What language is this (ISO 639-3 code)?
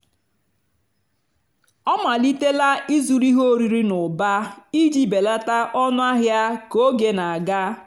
ibo